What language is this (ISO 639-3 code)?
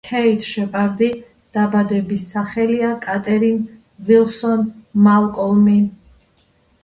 kat